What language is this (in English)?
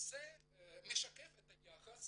Hebrew